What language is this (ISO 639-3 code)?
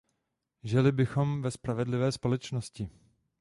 ces